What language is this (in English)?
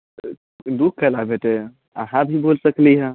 Maithili